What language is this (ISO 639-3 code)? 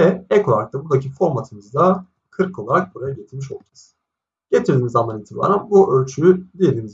tur